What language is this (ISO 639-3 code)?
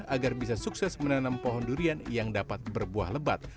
ind